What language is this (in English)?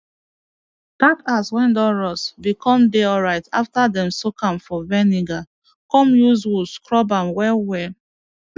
Nigerian Pidgin